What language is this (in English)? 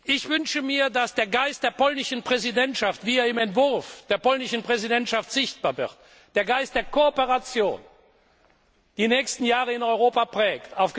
German